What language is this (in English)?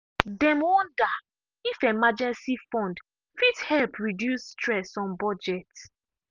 Nigerian Pidgin